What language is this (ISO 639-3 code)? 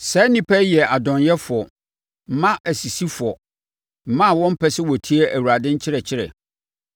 aka